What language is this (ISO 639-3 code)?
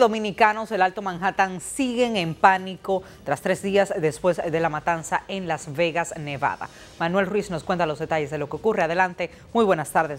spa